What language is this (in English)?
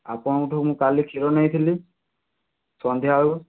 Odia